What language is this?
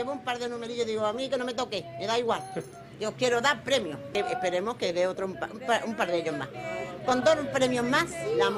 Spanish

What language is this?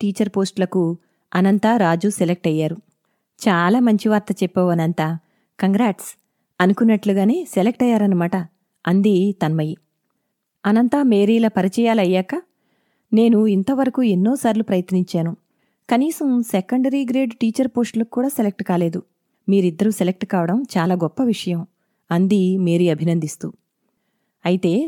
Telugu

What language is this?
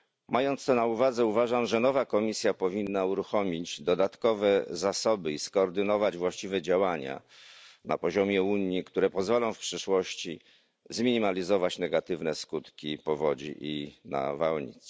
Polish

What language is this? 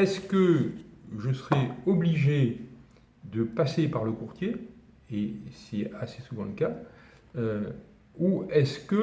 French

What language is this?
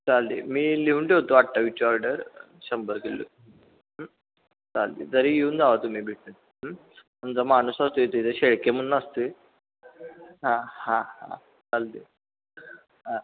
Marathi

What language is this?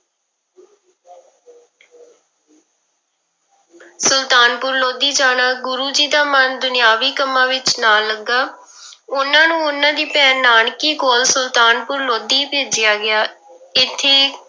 Punjabi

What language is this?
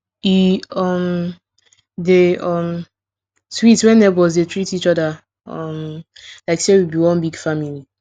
Nigerian Pidgin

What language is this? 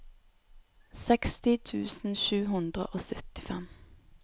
Norwegian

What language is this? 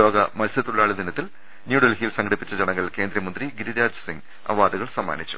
Malayalam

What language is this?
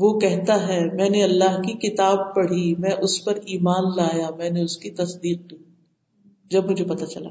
Urdu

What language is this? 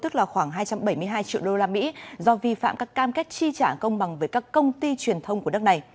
Vietnamese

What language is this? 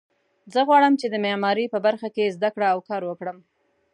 Pashto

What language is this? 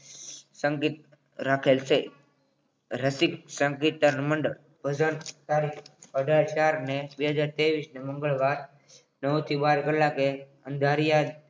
Gujarati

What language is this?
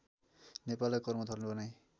Nepali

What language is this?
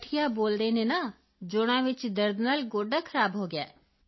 Punjabi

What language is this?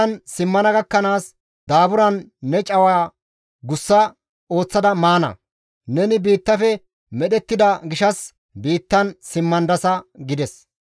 Gamo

